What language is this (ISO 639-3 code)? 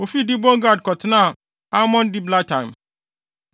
aka